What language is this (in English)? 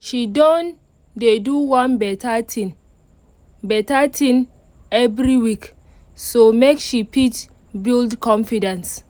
Nigerian Pidgin